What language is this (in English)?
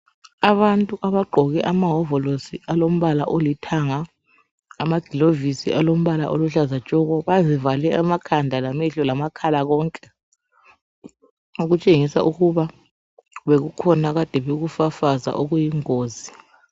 North Ndebele